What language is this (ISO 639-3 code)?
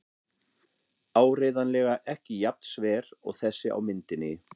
isl